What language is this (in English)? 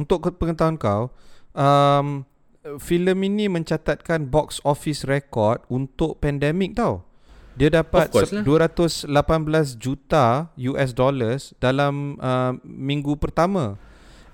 Malay